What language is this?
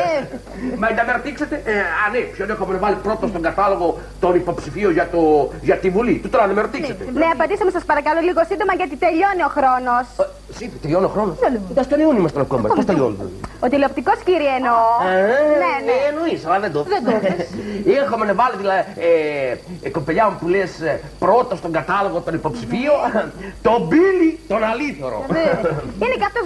Greek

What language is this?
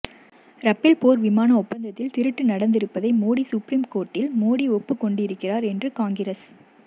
Tamil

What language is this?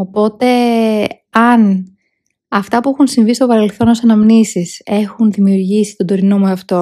Greek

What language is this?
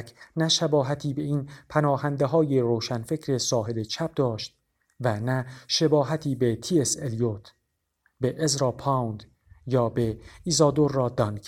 Persian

